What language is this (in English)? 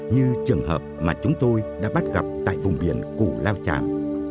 Vietnamese